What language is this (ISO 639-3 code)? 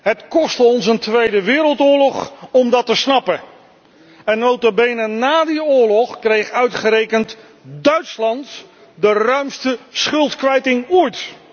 nld